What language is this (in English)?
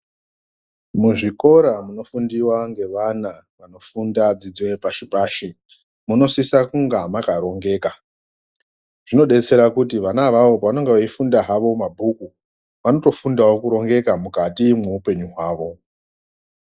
Ndau